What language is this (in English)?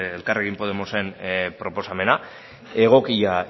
Basque